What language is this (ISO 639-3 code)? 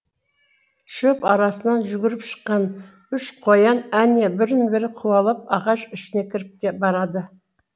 kaz